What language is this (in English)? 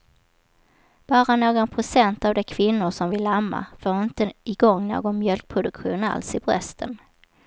Swedish